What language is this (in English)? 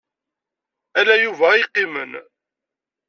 Kabyle